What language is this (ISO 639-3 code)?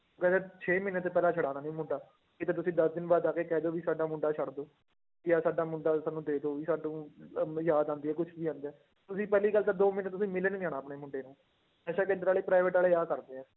pan